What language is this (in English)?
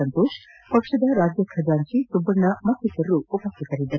Kannada